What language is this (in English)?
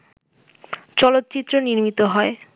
Bangla